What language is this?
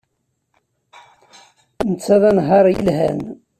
Kabyle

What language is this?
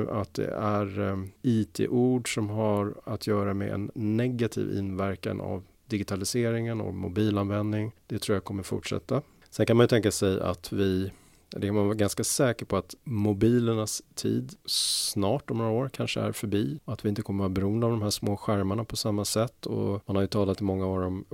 Swedish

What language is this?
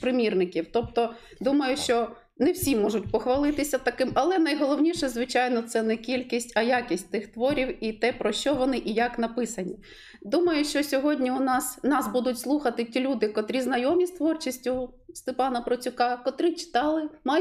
Ukrainian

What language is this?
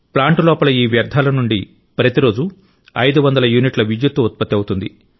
Telugu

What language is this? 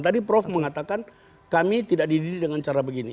Indonesian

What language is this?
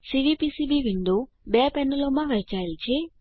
Gujarati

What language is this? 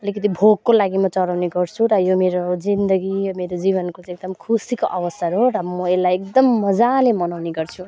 Nepali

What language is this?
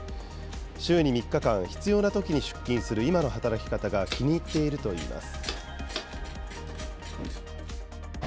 Japanese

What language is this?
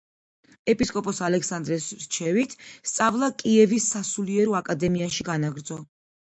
Georgian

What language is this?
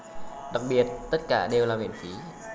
Vietnamese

